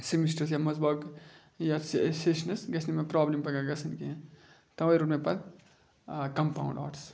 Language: Kashmiri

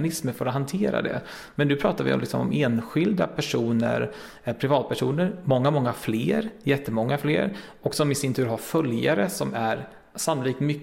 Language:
Swedish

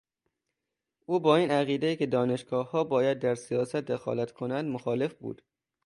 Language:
Persian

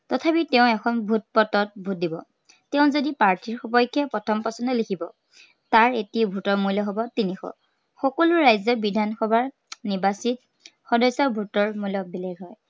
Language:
Assamese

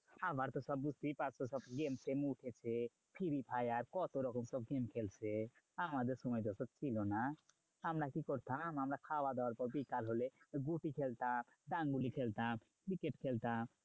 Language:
Bangla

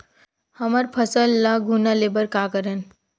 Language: Chhattisgarhi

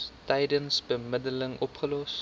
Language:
Afrikaans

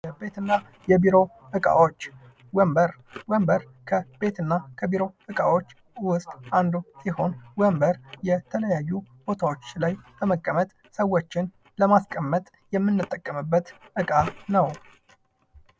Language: Amharic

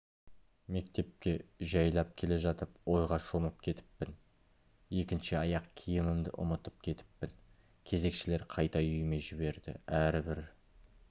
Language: Kazakh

